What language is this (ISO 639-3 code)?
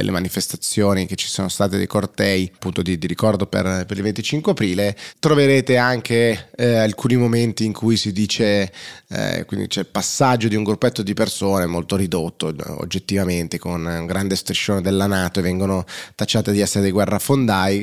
ita